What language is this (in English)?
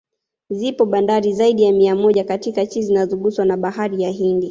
Swahili